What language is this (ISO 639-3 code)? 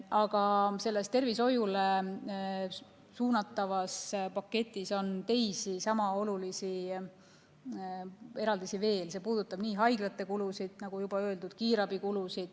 est